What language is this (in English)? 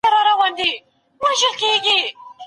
Pashto